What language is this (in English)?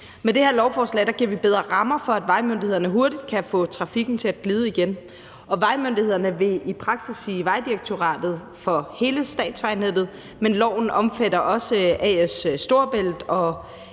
Danish